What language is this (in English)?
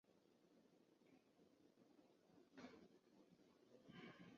Chinese